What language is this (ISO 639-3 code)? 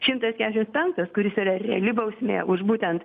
lit